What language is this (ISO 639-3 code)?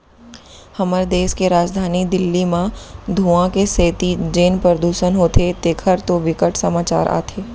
hne